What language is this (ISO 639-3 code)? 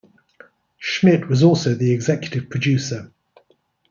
eng